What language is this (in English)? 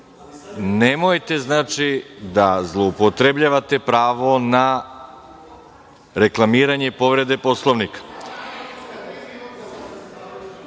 Serbian